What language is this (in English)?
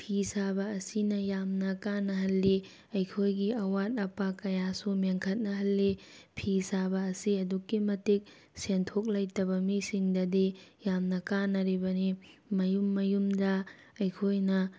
Manipuri